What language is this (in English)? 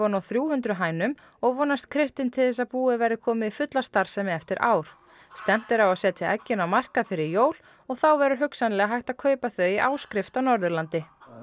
Icelandic